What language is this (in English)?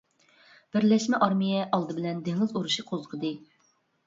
Uyghur